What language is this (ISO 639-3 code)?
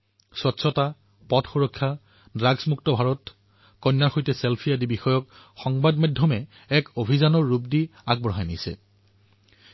asm